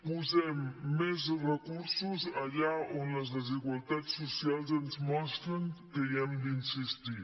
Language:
Catalan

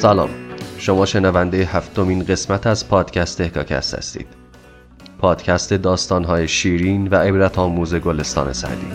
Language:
Persian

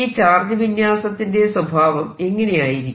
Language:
Malayalam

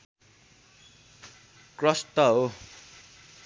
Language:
Nepali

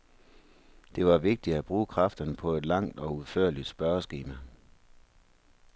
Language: Danish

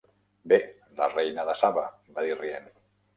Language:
Catalan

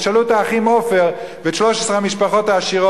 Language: Hebrew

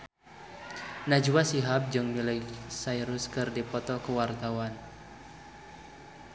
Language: Sundanese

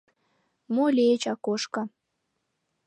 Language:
Mari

